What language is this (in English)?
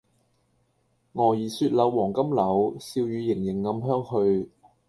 Cantonese